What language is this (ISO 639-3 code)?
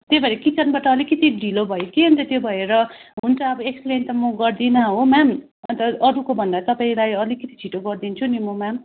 nep